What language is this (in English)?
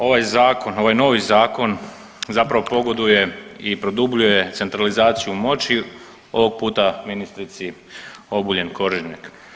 Croatian